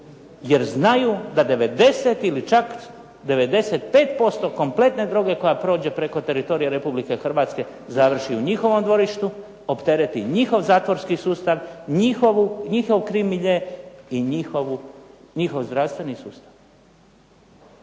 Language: Croatian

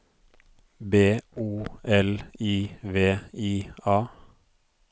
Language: Norwegian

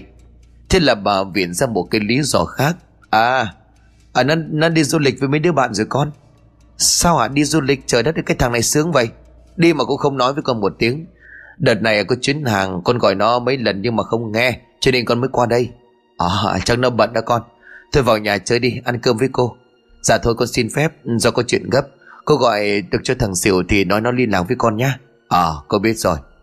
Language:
Vietnamese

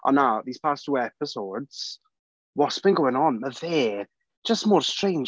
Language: Welsh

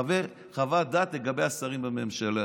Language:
Hebrew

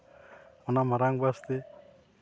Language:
Santali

